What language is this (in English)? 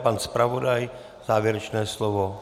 Czech